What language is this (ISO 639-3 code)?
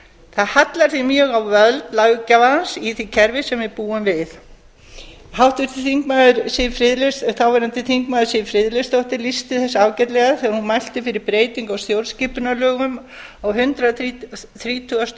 isl